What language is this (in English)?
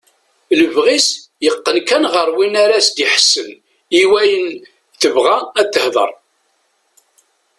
Kabyle